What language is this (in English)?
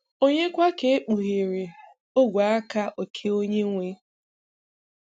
Igbo